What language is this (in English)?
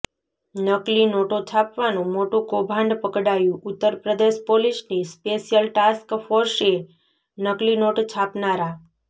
Gujarati